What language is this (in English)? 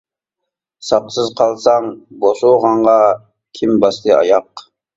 Uyghur